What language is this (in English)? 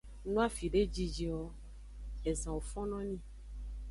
Aja (Benin)